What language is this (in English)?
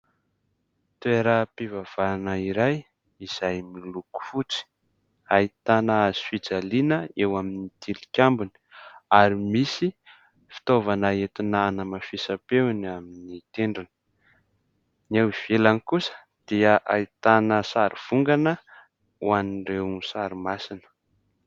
Malagasy